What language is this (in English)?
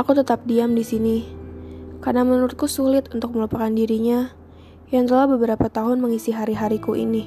Indonesian